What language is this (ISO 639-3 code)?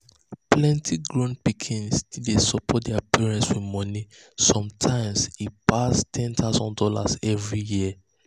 pcm